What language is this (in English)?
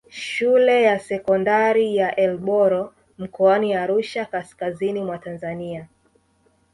Swahili